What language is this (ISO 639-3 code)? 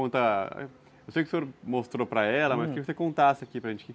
por